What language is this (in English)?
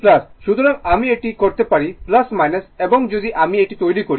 Bangla